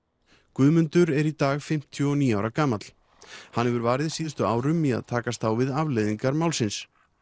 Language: Icelandic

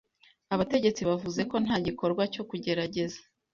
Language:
Kinyarwanda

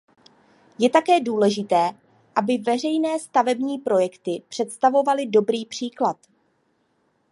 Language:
Czech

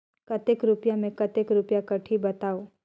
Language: Chhattisgarhi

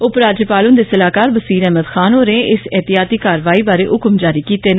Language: Dogri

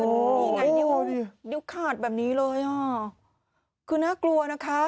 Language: Thai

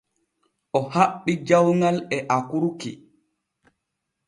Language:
Borgu Fulfulde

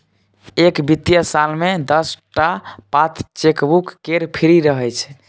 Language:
Maithili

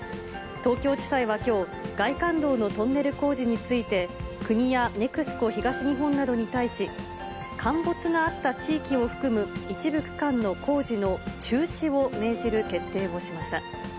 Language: Japanese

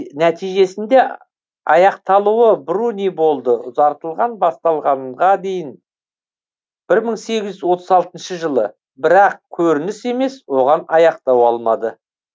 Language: Kazakh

